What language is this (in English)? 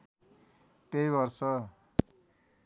Nepali